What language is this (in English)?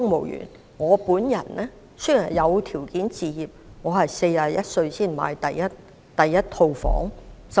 Cantonese